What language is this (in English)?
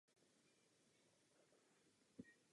Czech